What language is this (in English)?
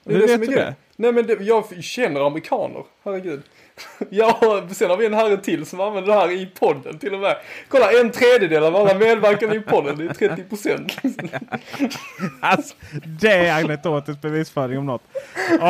Swedish